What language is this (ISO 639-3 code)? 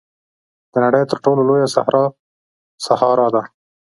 pus